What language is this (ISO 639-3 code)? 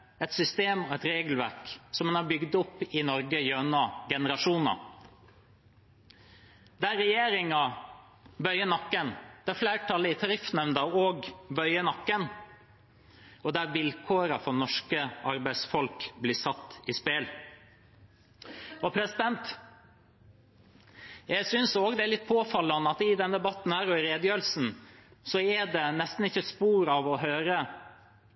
nob